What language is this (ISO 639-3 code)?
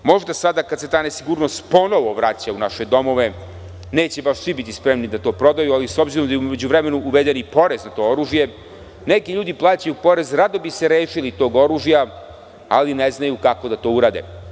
srp